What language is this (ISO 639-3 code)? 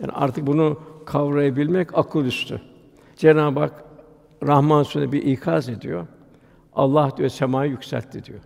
tur